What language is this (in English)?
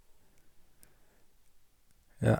Norwegian